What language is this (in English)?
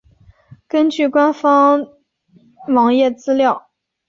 Chinese